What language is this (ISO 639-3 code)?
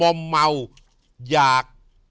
tha